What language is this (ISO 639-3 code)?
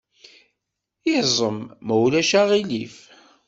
kab